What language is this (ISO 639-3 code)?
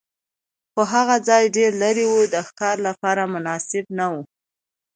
pus